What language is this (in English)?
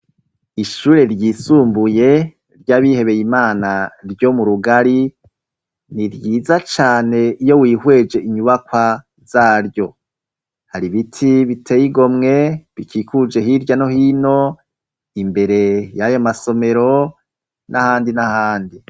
Rundi